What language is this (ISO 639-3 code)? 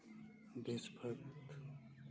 sat